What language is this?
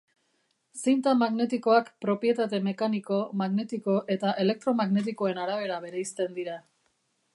Basque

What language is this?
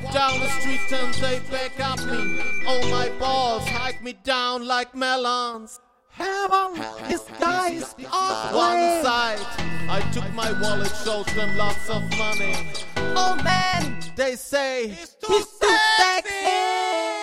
English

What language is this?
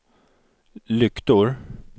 Swedish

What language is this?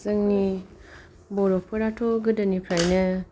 Bodo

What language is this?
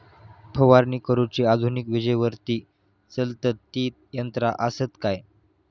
Marathi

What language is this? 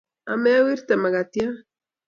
Kalenjin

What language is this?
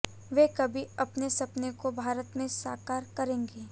Hindi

